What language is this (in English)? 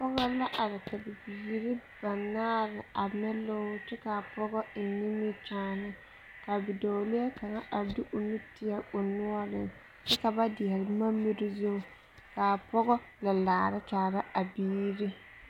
Southern Dagaare